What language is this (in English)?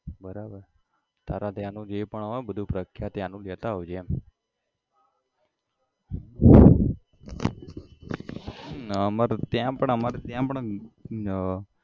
Gujarati